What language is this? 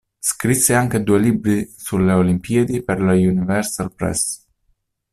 Italian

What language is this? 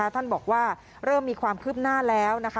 Thai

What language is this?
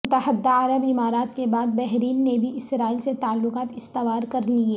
Urdu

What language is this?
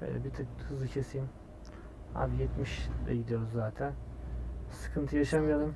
Turkish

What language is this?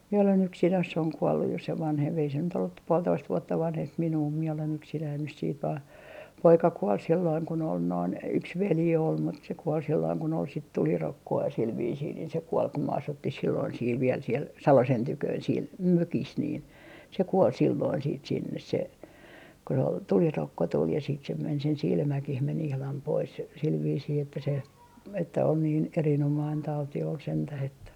Finnish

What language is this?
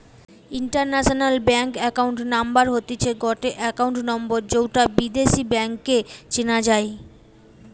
Bangla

